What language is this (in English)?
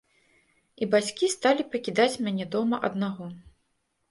Belarusian